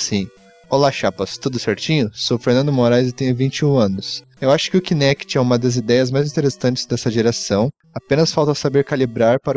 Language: Portuguese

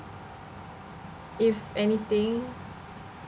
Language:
English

